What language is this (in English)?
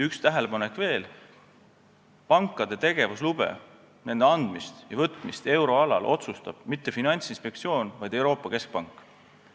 Estonian